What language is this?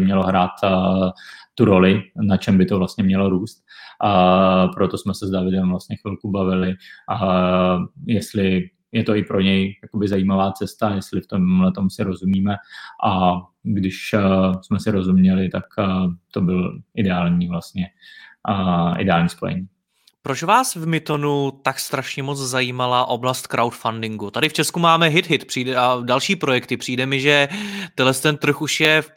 Czech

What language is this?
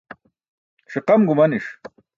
Burushaski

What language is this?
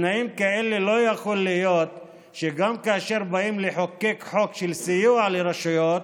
Hebrew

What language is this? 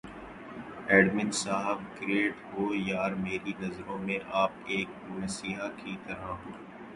Urdu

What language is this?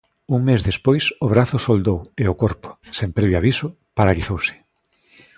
Galician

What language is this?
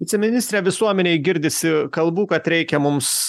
Lithuanian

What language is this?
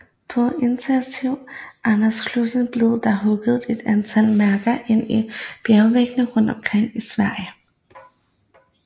Danish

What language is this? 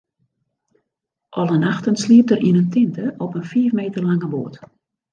Western Frisian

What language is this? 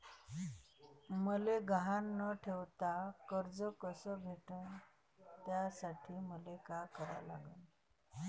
Marathi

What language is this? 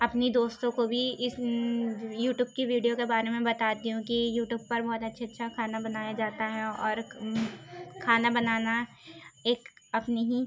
Urdu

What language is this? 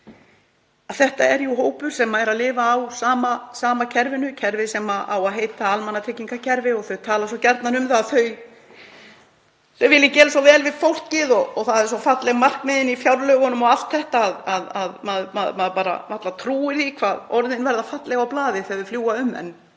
Icelandic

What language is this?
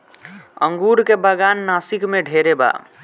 Bhojpuri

